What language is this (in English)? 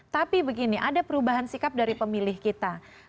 Indonesian